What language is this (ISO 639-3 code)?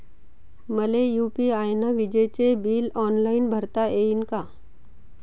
mar